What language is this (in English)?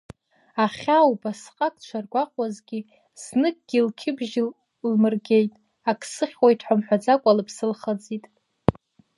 Abkhazian